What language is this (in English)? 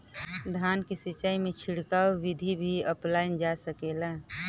Bhojpuri